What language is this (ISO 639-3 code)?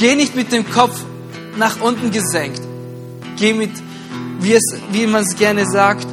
deu